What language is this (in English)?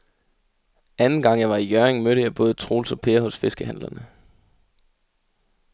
Danish